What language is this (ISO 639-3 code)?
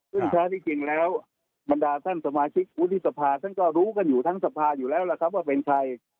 tha